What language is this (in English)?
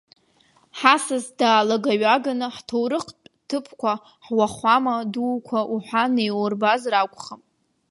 Abkhazian